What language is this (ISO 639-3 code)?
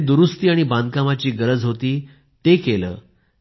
mar